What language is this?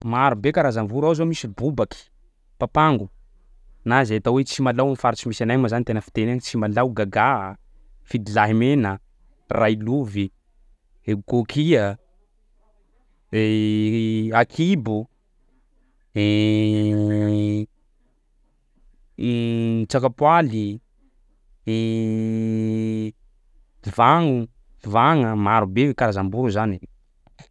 Sakalava Malagasy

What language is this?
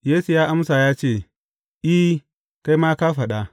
Hausa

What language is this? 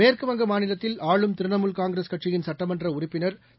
Tamil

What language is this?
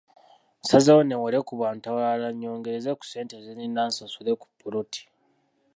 Ganda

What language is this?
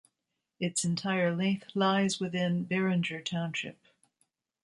English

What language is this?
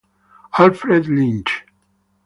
Italian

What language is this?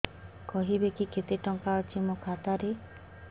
Odia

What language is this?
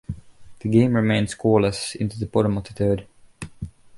English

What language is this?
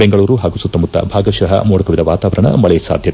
Kannada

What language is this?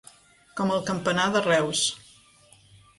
Catalan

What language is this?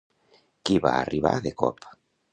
Catalan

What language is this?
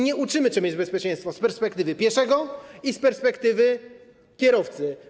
Polish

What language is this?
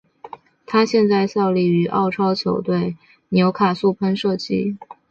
Chinese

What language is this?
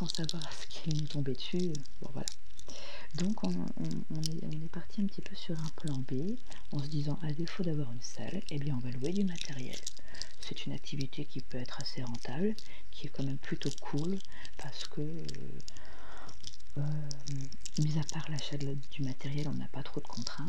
French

